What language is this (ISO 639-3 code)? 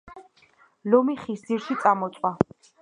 kat